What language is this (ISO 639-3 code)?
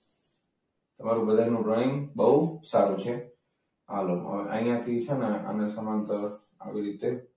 guj